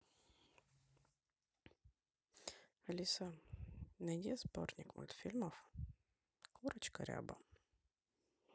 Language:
Russian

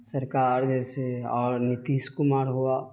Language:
Urdu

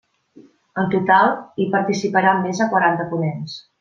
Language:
Catalan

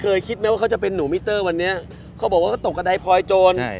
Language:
Thai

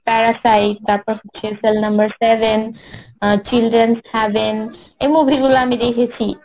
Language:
Bangla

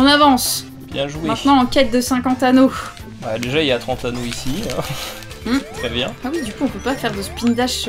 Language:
French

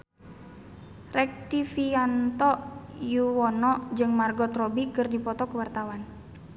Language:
Sundanese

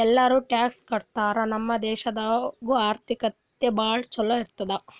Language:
Kannada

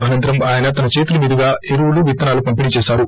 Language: Telugu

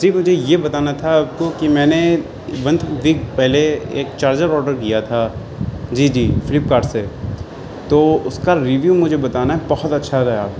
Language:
Urdu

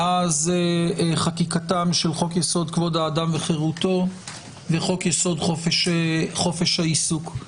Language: Hebrew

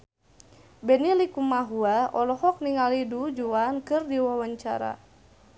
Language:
Sundanese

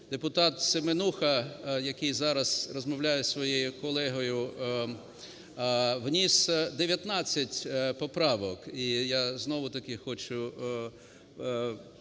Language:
Ukrainian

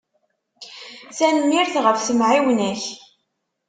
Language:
Kabyle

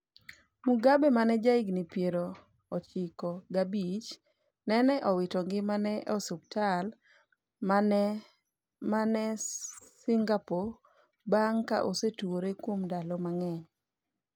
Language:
Luo (Kenya and Tanzania)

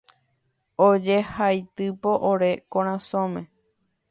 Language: Guarani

